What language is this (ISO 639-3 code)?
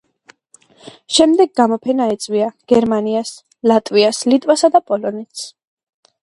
kat